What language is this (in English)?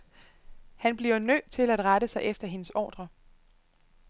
Danish